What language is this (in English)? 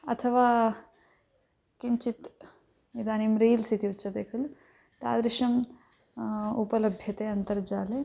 Sanskrit